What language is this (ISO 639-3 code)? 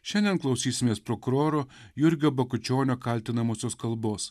lit